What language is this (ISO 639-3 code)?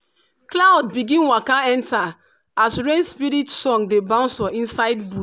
pcm